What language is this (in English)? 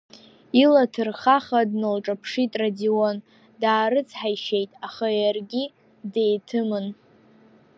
Abkhazian